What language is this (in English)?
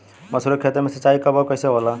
Bhojpuri